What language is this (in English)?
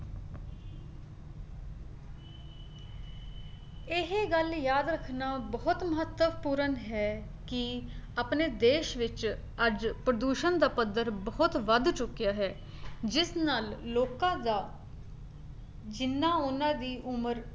Punjabi